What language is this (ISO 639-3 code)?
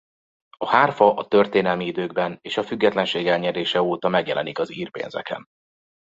hun